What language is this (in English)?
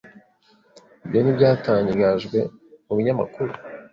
Kinyarwanda